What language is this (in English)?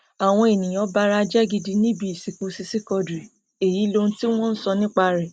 Yoruba